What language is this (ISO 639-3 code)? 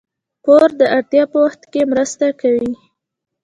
pus